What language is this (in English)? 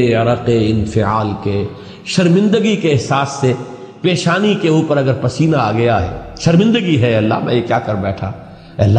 Urdu